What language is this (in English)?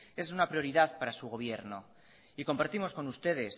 Spanish